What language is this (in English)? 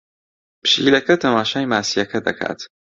Central Kurdish